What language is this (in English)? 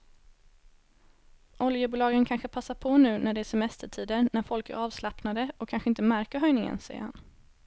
Swedish